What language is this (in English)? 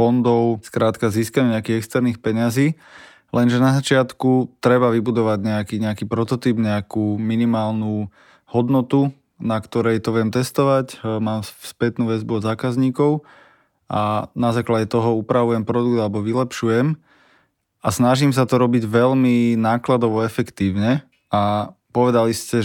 Slovak